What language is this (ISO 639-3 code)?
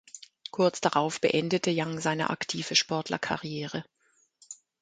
deu